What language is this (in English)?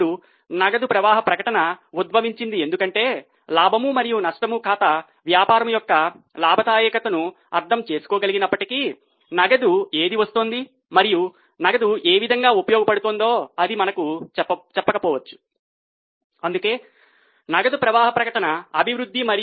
Telugu